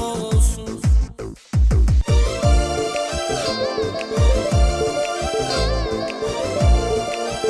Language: Turkish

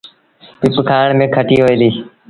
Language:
Sindhi Bhil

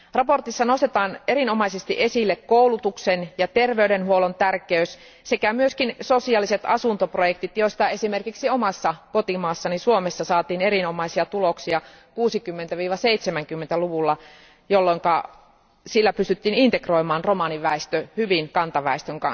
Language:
Finnish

